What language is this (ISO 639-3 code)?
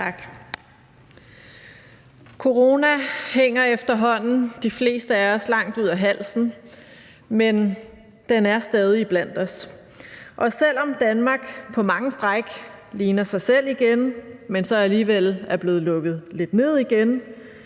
dan